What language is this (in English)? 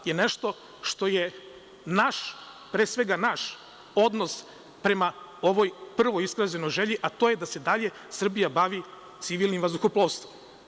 Serbian